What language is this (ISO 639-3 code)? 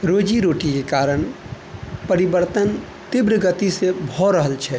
mai